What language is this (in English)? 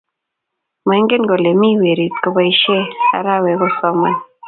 Kalenjin